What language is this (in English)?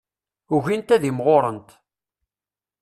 Kabyle